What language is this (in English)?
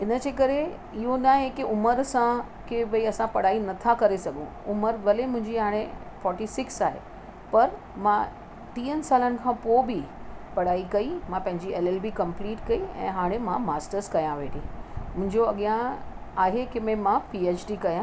Sindhi